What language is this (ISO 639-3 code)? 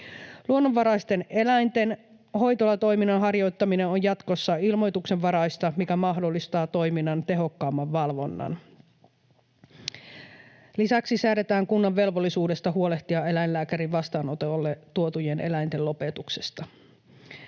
fin